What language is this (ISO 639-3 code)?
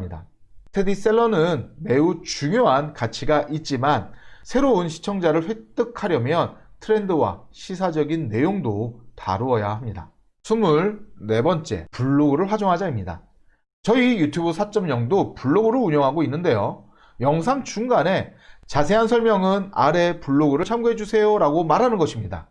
kor